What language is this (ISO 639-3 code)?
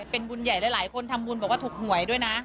tha